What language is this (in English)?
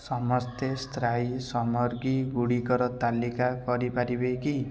Odia